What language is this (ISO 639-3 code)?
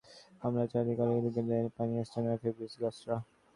ben